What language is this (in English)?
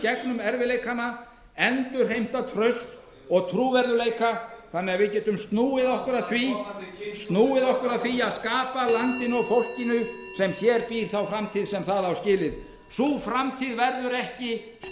Icelandic